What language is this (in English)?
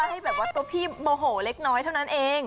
Thai